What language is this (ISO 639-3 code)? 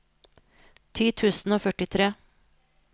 nor